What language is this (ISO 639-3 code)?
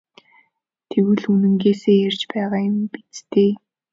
mon